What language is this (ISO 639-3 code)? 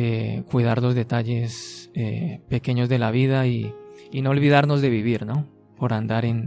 spa